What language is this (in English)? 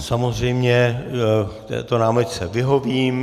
Czech